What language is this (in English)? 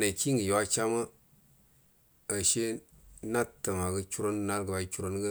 Buduma